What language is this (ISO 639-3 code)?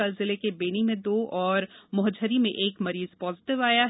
hin